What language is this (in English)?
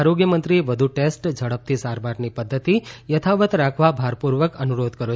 Gujarati